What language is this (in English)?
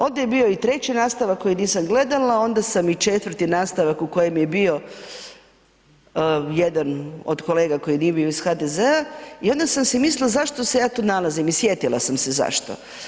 Croatian